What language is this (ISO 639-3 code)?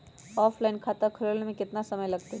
mag